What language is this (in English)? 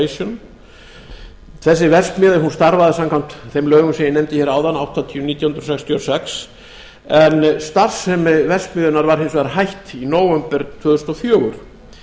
Icelandic